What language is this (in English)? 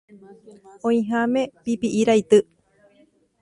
Guarani